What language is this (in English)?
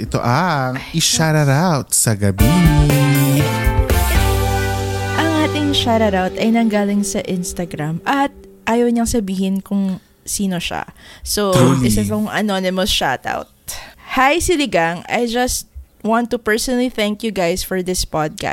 Filipino